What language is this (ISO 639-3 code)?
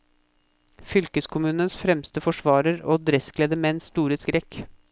nor